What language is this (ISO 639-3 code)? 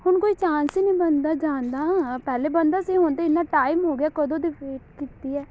pan